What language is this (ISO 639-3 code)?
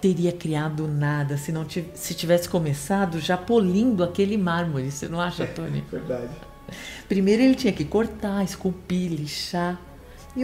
por